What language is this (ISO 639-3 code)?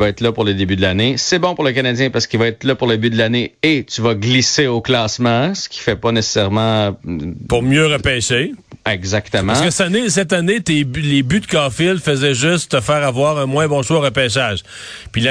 fra